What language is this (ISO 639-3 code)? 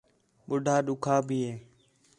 xhe